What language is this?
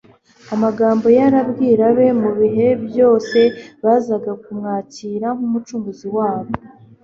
Kinyarwanda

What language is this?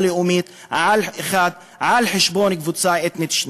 Hebrew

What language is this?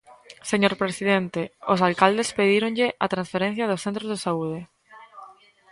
Galician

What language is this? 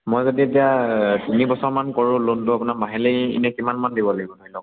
Assamese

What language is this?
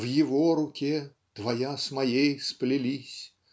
Russian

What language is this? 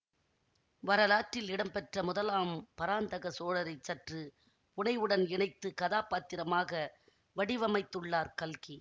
Tamil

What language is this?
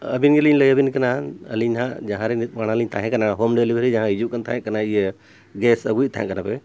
Santali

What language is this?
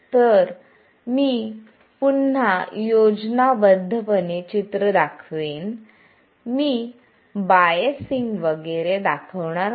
Marathi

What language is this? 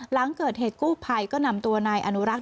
Thai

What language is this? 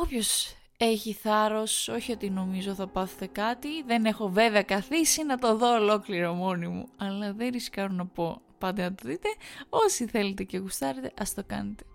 Greek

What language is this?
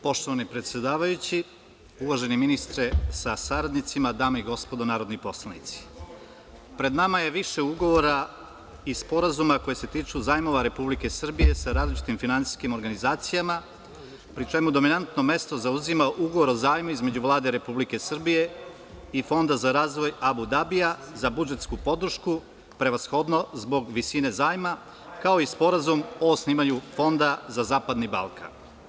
Serbian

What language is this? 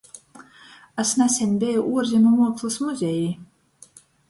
Latgalian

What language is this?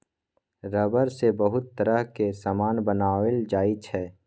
Maithili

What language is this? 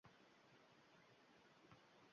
Uzbek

